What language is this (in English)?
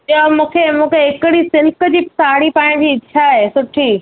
Sindhi